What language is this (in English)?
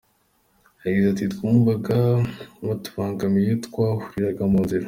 Kinyarwanda